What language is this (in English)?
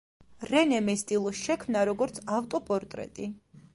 Georgian